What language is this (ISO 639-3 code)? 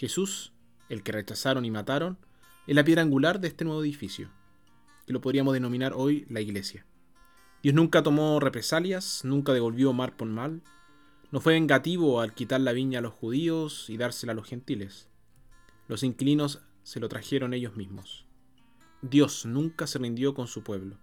spa